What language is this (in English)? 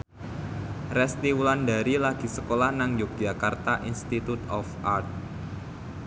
Javanese